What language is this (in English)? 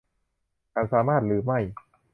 Thai